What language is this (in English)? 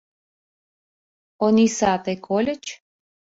Mari